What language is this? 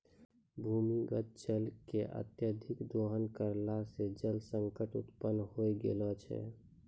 Maithili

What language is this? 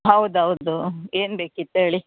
Kannada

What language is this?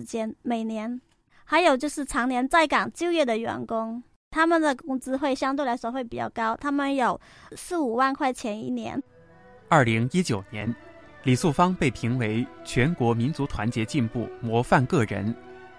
Chinese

